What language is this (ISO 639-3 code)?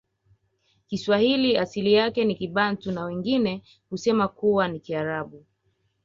swa